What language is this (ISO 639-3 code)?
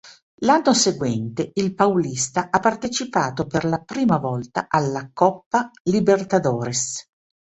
ita